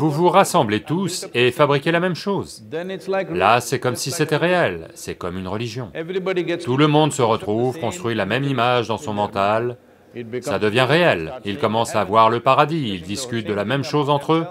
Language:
French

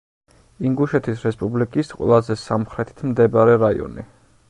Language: Georgian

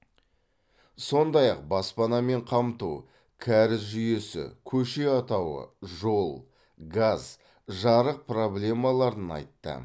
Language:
Kazakh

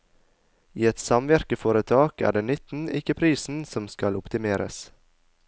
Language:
Norwegian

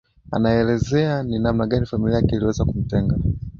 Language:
Swahili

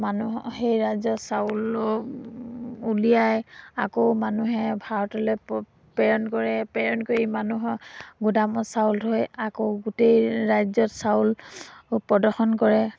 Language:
Assamese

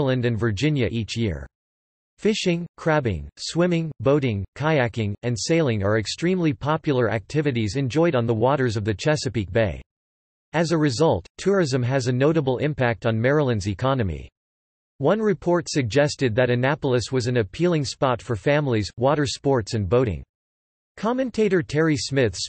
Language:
English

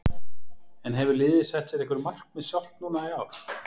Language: Icelandic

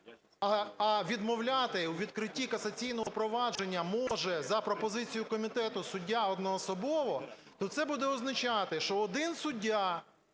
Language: Ukrainian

